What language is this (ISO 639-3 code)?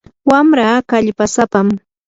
qur